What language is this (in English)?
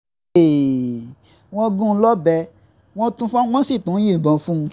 Yoruba